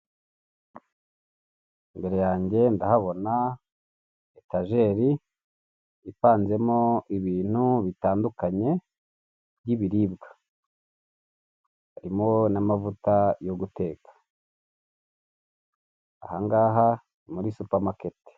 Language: Kinyarwanda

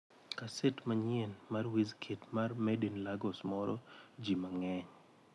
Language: Luo (Kenya and Tanzania)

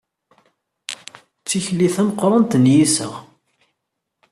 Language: Kabyle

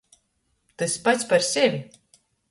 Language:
Latgalian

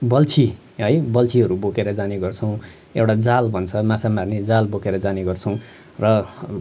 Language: Nepali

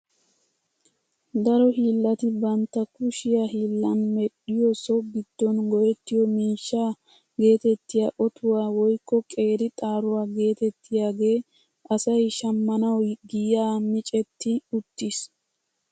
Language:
Wolaytta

